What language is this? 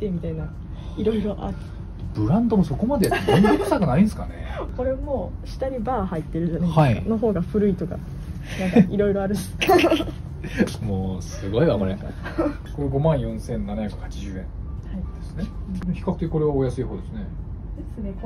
Japanese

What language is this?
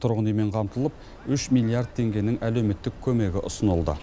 Kazakh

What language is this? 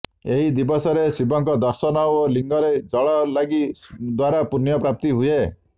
Odia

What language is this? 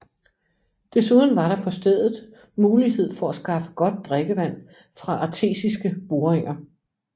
Danish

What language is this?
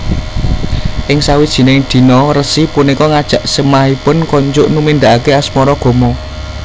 Javanese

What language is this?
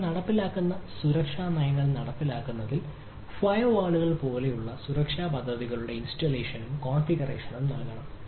Malayalam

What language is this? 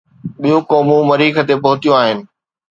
Sindhi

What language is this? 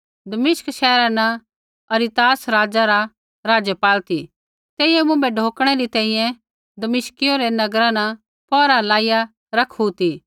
Kullu Pahari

